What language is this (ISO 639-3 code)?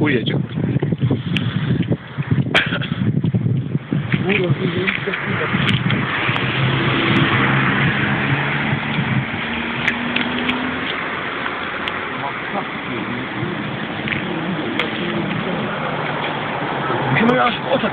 ell